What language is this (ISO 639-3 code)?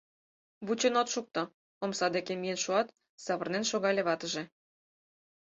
chm